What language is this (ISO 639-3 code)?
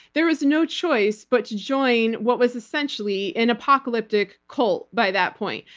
eng